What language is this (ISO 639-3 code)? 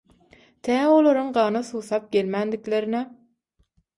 tuk